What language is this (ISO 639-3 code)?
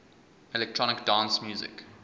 eng